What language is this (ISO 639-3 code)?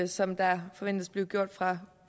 dan